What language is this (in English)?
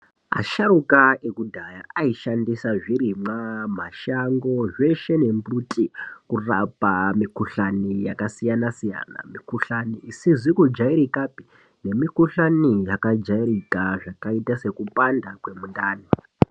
Ndau